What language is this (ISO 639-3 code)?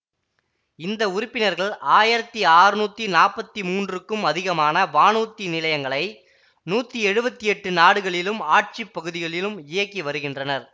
tam